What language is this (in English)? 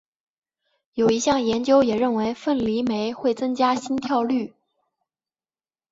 Chinese